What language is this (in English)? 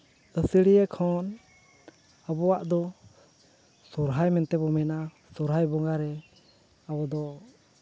Santali